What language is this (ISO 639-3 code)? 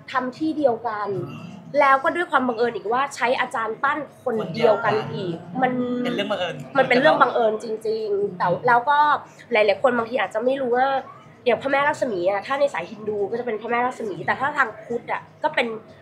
tha